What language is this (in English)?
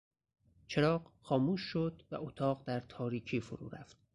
Persian